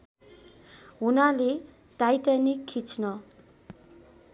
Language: Nepali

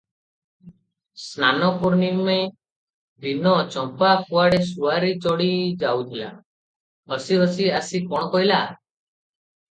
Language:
Odia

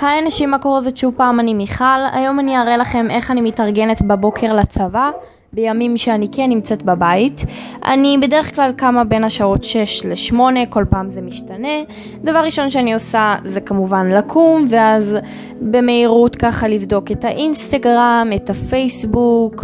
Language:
Hebrew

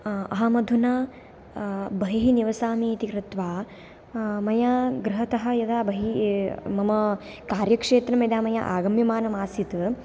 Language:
Sanskrit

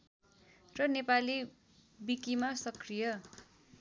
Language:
Nepali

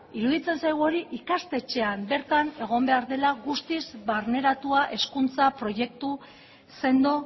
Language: Basque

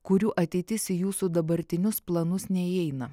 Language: Lithuanian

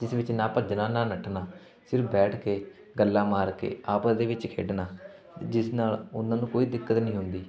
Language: Punjabi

